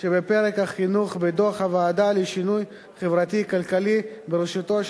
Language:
Hebrew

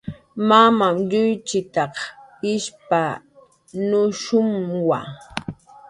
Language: Jaqaru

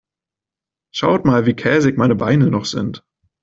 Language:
German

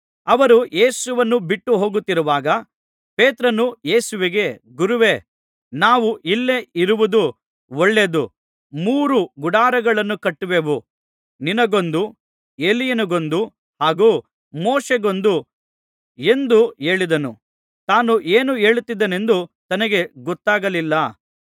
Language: Kannada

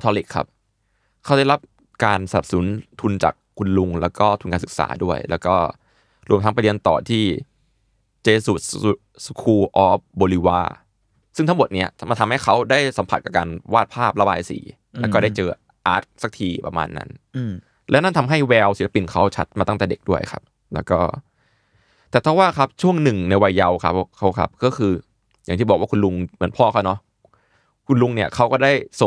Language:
Thai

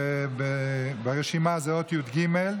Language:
Hebrew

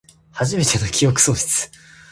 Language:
Japanese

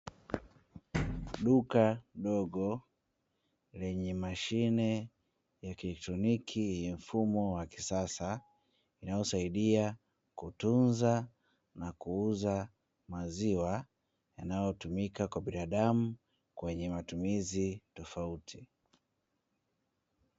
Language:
Swahili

